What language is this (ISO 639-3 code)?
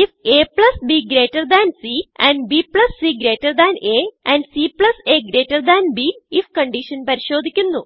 mal